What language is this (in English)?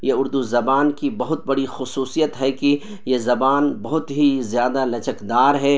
Urdu